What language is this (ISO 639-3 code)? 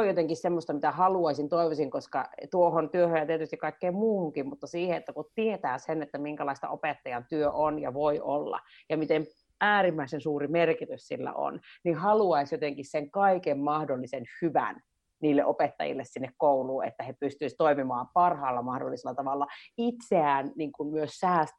fin